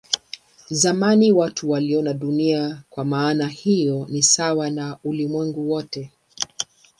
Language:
Swahili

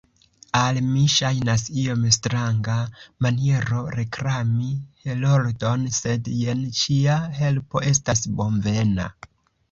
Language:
Esperanto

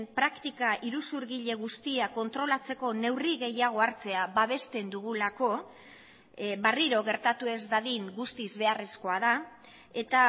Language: Basque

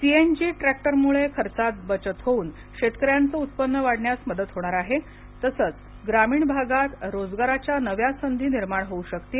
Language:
Marathi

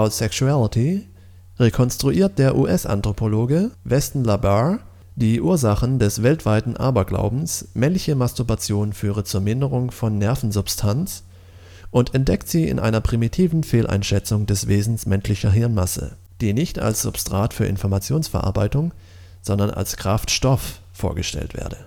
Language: German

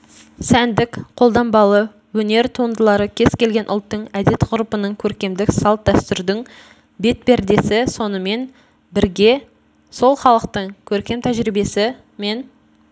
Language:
Kazakh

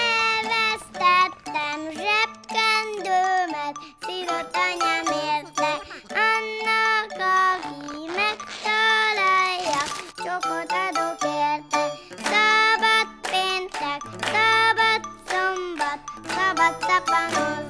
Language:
Hungarian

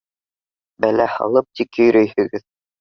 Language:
Bashkir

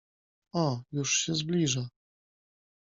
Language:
Polish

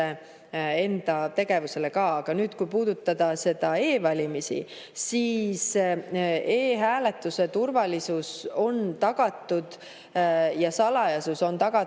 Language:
Estonian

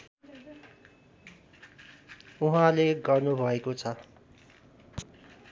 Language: Nepali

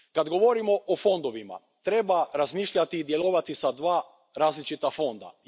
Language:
Croatian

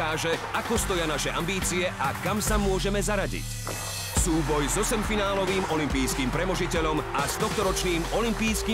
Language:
Slovak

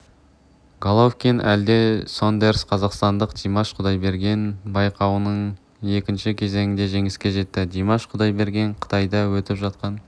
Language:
Kazakh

